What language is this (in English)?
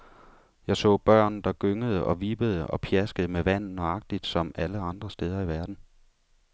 Danish